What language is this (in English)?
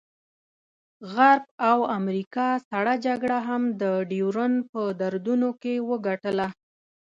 Pashto